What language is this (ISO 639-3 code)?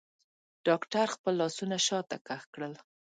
pus